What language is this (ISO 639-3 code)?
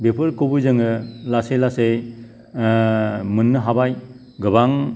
brx